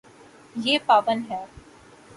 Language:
Urdu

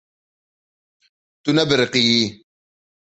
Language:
Kurdish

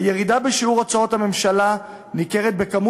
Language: Hebrew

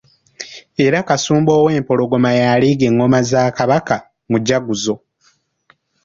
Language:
Ganda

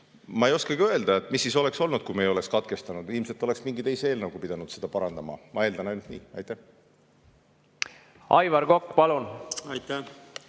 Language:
Estonian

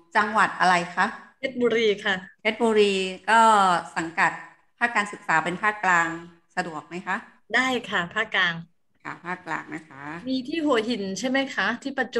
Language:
Thai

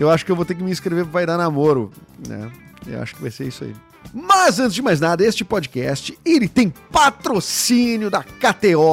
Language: Portuguese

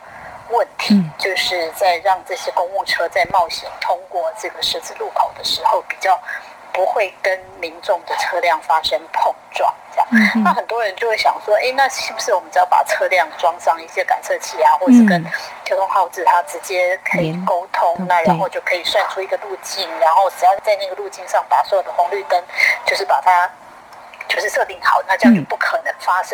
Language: Chinese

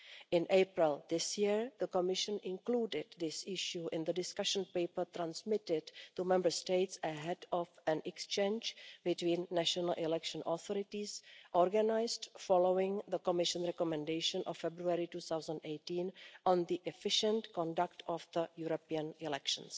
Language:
English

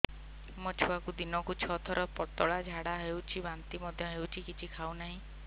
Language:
Odia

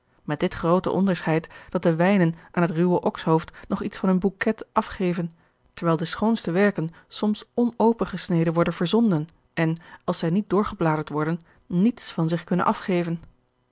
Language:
Dutch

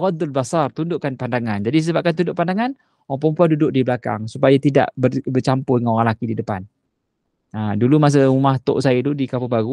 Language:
Malay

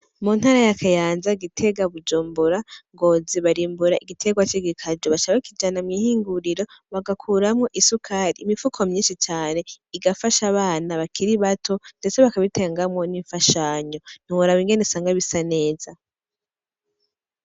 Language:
Rundi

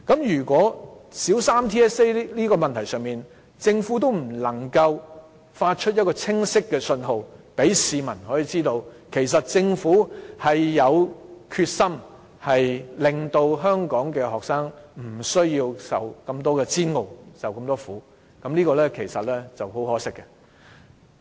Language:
Cantonese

